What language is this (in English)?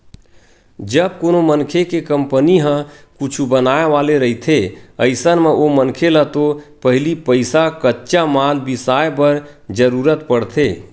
Chhattisgarhi